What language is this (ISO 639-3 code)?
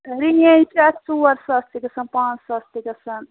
kas